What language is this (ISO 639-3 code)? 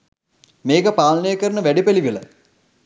sin